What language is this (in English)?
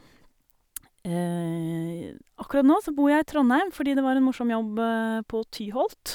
Norwegian